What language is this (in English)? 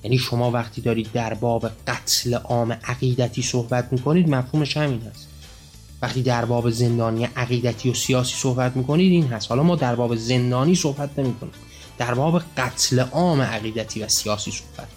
Persian